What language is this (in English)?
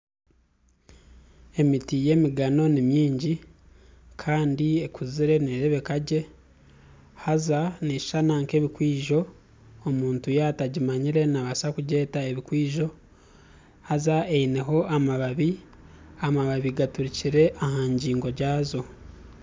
Nyankole